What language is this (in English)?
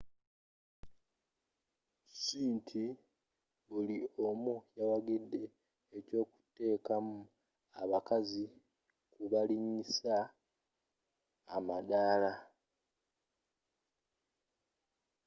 Ganda